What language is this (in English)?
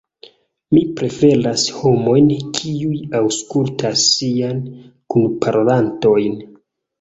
Esperanto